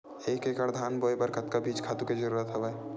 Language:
Chhattisgarhi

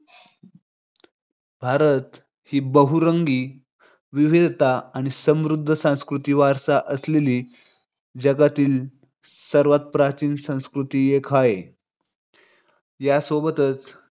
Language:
Marathi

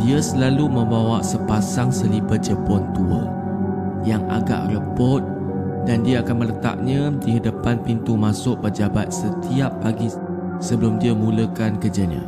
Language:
Malay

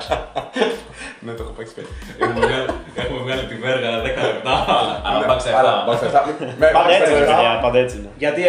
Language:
Greek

